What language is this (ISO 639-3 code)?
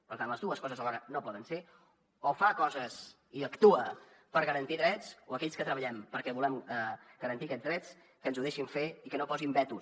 cat